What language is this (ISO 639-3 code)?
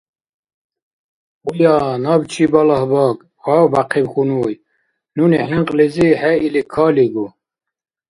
dar